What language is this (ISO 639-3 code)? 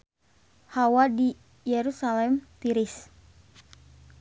sun